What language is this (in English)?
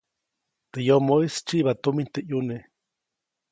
Copainalá Zoque